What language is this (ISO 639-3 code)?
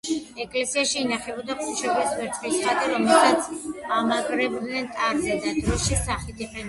kat